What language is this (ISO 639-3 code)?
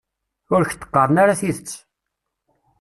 kab